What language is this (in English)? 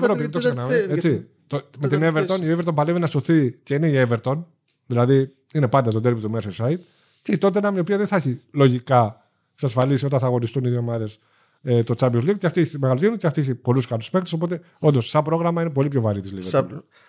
Greek